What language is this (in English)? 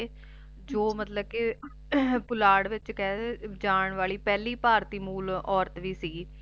Punjabi